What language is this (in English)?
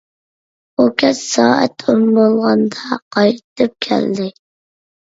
Uyghur